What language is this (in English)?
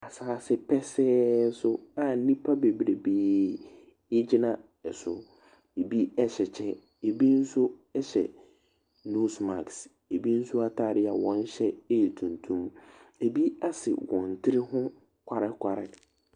Akan